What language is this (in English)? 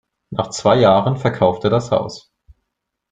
German